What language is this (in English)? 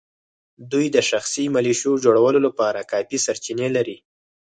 Pashto